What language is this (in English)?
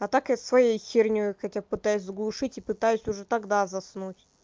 Russian